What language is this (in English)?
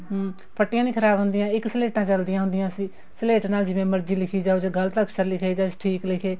Punjabi